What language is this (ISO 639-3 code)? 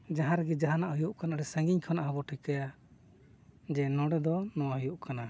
sat